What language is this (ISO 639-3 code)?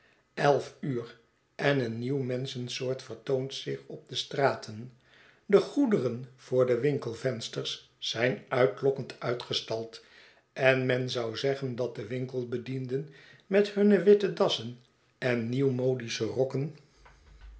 nld